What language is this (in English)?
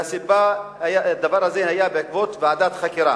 Hebrew